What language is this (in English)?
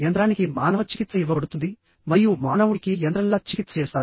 Telugu